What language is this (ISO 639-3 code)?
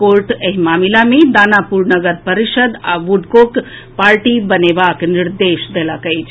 mai